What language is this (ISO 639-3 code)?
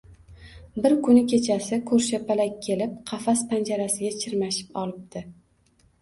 uzb